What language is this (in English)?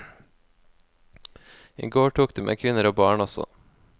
Norwegian